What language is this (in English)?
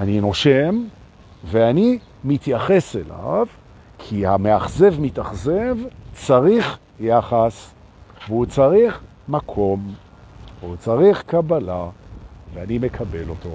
Hebrew